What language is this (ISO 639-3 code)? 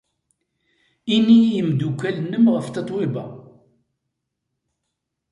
kab